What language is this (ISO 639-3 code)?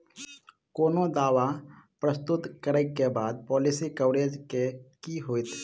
mai